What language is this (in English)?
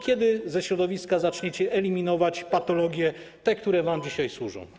Polish